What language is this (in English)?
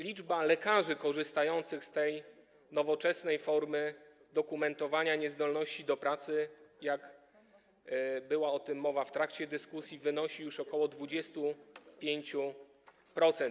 Polish